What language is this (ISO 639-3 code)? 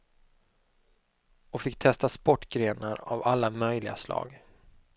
swe